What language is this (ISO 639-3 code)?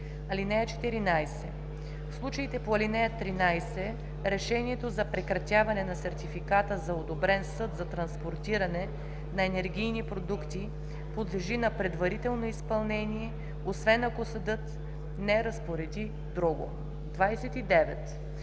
bul